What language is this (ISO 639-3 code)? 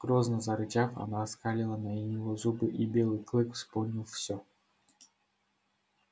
rus